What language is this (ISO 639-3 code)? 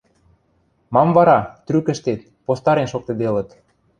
mrj